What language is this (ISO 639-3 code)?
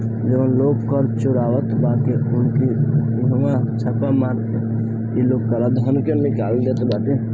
bho